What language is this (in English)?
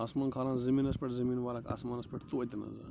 Kashmiri